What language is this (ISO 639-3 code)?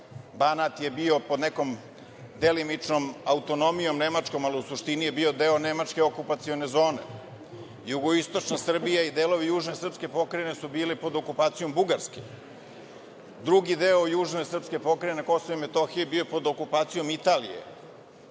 srp